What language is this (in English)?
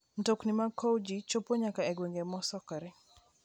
Luo (Kenya and Tanzania)